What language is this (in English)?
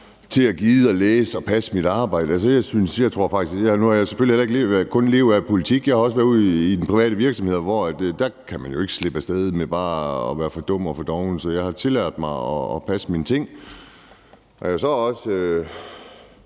Danish